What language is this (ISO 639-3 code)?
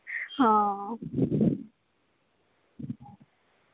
doi